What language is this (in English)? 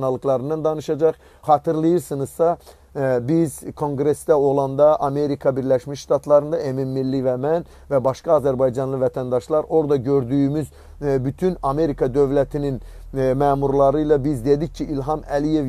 Turkish